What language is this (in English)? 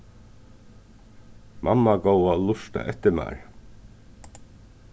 Faroese